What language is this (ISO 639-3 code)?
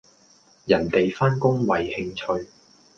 yue